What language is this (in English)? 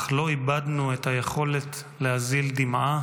Hebrew